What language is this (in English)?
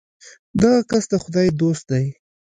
Pashto